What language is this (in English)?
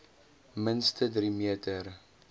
Afrikaans